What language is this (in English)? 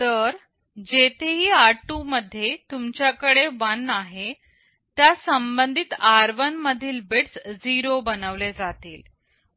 Marathi